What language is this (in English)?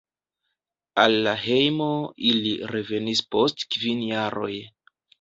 Esperanto